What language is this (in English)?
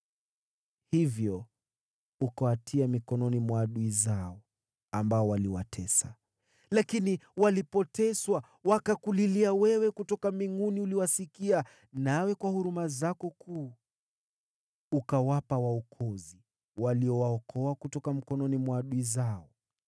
Swahili